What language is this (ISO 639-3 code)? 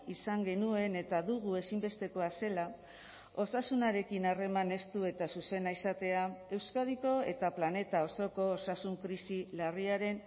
eus